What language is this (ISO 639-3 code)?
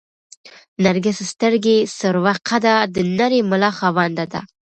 pus